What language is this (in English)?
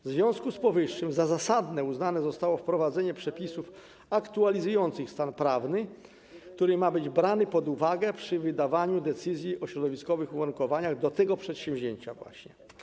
Polish